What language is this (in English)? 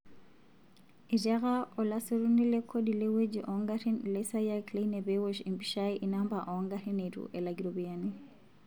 Masai